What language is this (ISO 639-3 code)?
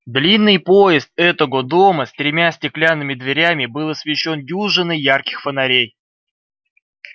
rus